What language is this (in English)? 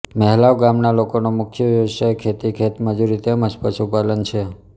Gujarati